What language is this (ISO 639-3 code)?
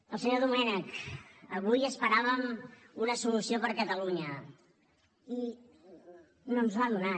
cat